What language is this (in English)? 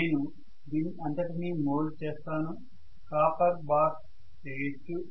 Telugu